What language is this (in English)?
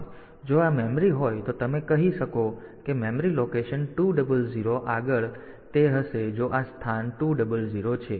Gujarati